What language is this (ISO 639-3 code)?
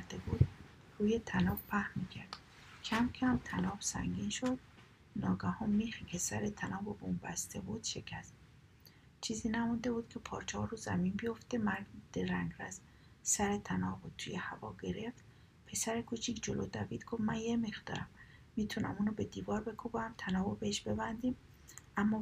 fas